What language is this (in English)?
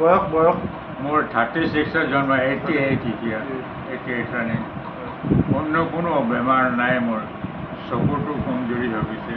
Bangla